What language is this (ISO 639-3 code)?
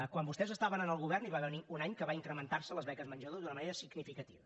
cat